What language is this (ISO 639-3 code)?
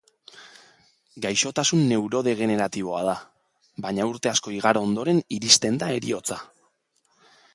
eus